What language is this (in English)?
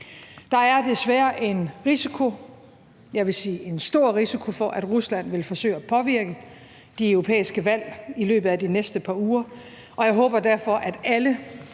Danish